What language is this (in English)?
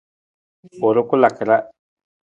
Nawdm